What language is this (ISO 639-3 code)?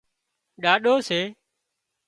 kxp